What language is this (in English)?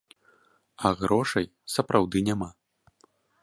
Belarusian